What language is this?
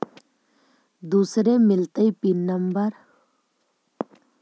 Magahi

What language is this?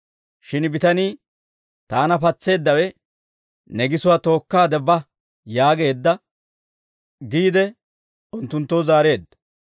Dawro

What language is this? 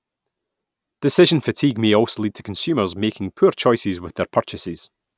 English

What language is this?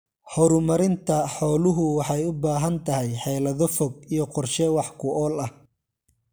Somali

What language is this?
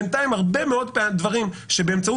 Hebrew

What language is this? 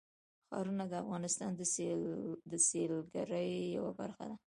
Pashto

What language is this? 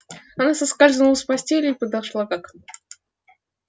Russian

